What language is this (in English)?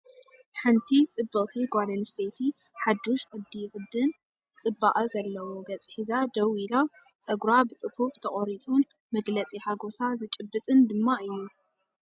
Tigrinya